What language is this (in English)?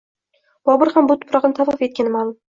Uzbek